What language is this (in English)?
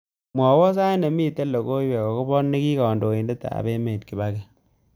Kalenjin